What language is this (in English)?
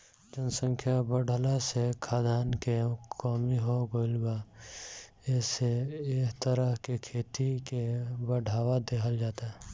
Bhojpuri